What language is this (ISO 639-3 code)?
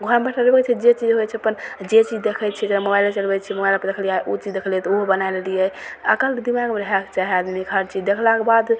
mai